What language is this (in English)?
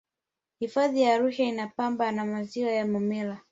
Swahili